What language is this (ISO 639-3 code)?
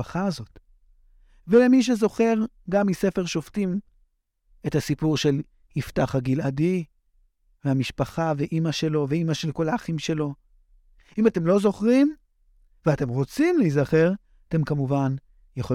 heb